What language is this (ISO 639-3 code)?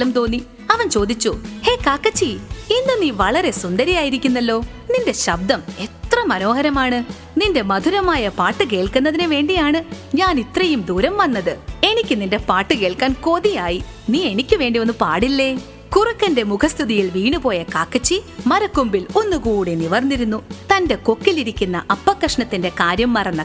mal